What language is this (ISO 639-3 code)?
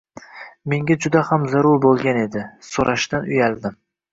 uzb